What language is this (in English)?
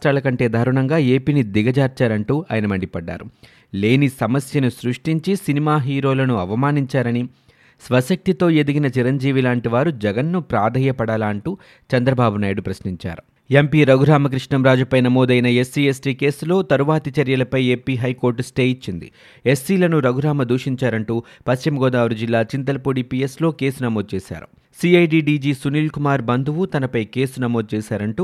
Telugu